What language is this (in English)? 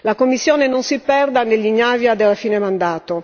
Italian